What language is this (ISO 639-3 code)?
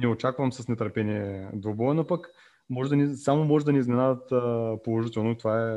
bul